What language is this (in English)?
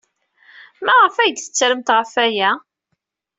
Kabyle